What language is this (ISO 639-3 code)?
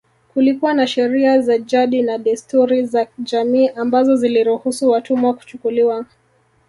swa